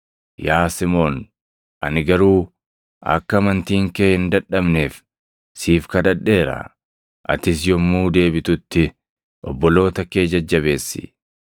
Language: Oromo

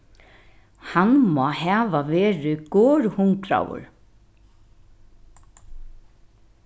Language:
Faroese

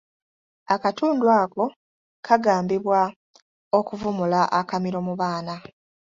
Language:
Ganda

